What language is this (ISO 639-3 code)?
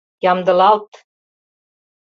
chm